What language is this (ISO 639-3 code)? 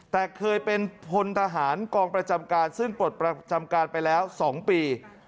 tha